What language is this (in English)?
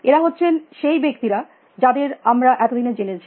Bangla